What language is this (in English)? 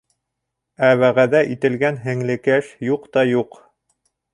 Bashkir